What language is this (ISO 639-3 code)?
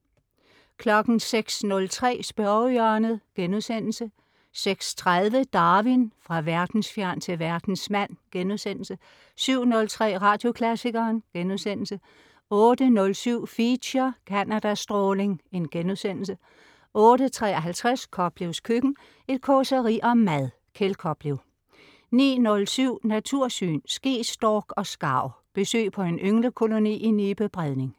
dan